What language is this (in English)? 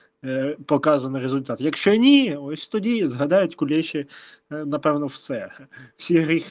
Ukrainian